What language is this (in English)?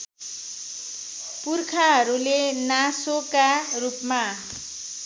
Nepali